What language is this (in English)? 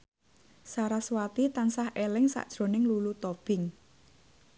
Javanese